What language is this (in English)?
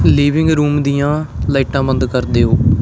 Punjabi